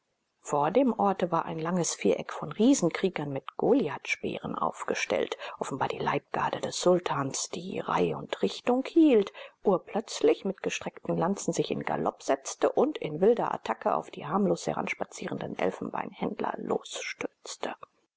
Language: German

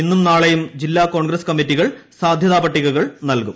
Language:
Malayalam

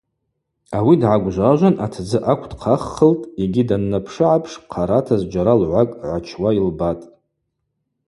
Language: Abaza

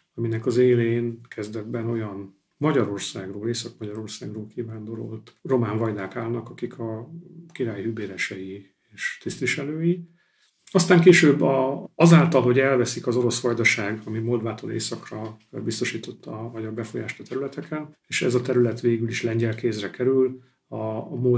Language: Hungarian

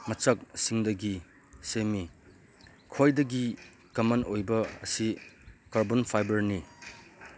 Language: Manipuri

